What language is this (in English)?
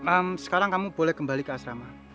Indonesian